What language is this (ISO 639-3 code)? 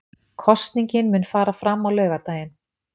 isl